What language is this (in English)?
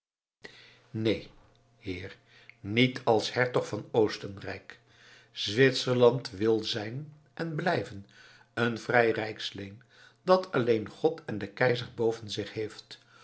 Dutch